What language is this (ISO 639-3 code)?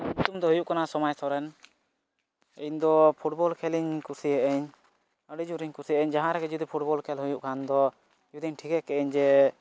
sat